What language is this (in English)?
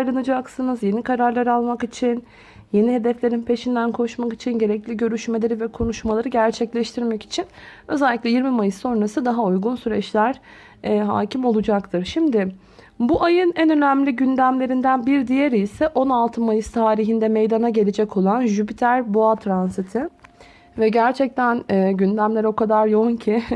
Turkish